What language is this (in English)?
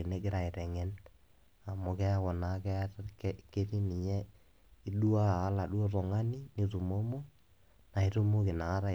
Masai